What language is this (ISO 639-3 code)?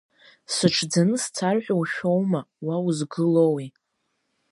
abk